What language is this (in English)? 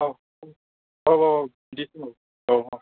Bodo